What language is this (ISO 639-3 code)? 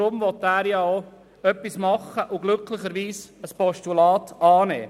gsw